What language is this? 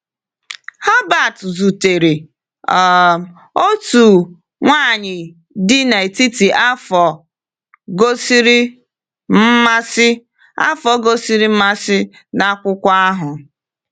Igbo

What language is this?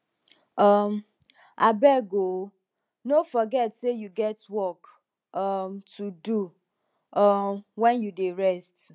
Nigerian Pidgin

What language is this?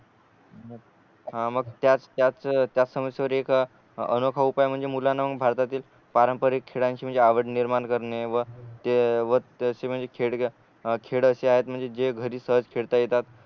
Marathi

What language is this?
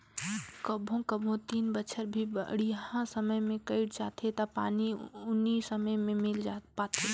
Chhattisgarhi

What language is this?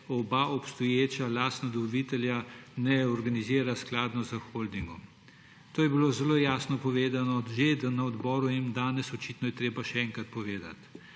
Slovenian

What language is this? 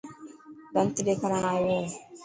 Dhatki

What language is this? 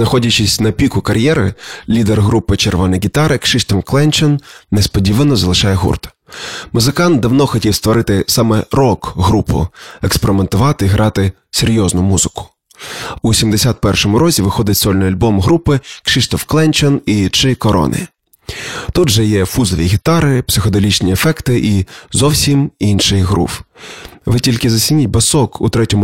Ukrainian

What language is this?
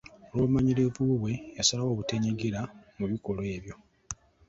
Ganda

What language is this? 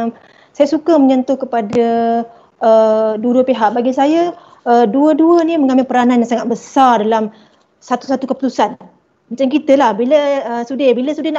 Malay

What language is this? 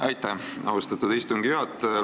Estonian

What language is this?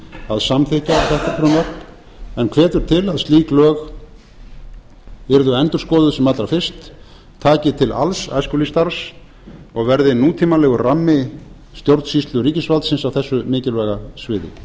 Icelandic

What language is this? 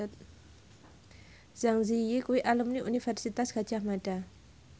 Javanese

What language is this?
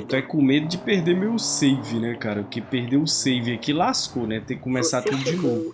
Portuguese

